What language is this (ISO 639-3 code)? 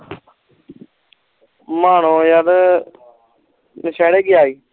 pan